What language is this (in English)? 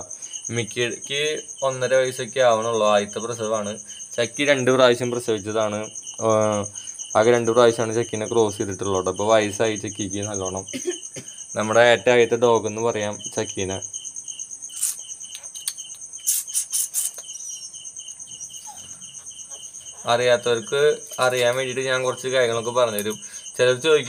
Hindi